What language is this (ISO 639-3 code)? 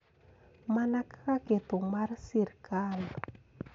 luo